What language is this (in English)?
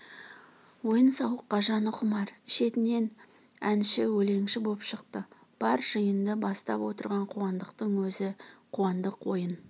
Kazakh